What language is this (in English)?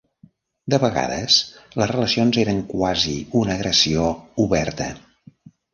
Catalan